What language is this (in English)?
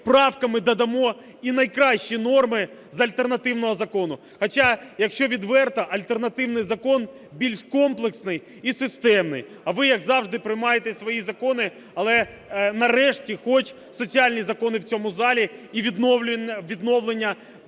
Ukrainian